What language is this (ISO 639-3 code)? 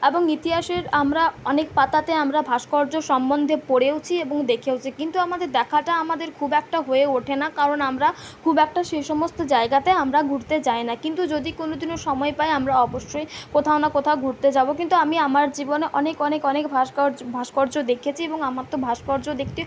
ben